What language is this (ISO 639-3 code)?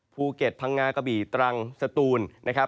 tha